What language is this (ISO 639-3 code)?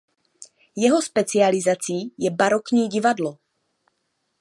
ces